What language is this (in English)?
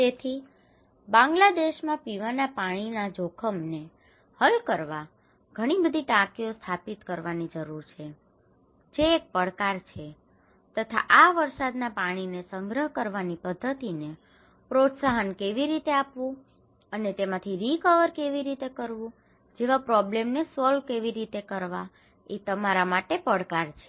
Gujarati